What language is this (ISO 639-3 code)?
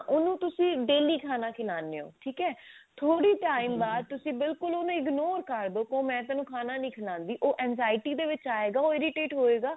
pan